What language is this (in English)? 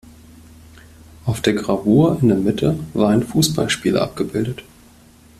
German